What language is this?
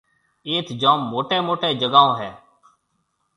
Marwari (Pakistan)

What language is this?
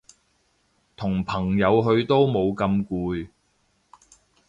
Cantonese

